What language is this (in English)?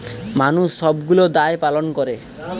Bangla